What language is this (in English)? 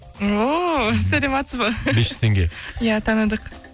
Kazakh